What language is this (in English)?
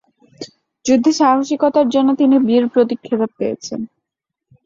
Bangla